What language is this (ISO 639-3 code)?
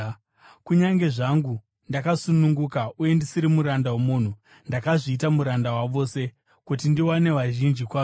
sna